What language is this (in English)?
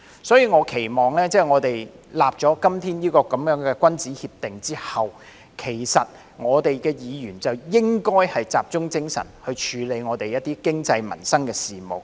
Cantonese